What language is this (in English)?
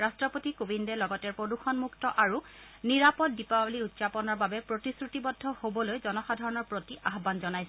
Assamese